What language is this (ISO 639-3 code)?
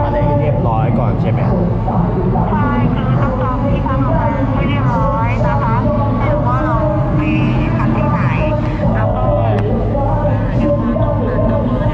tha